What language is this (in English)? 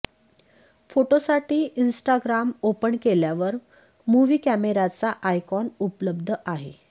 Marathi